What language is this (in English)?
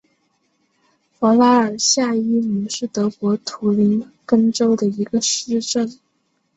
Chinese